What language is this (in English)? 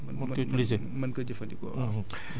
Wolof